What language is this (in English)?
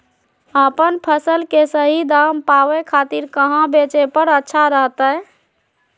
Magahi